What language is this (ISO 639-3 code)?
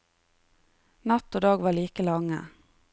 nor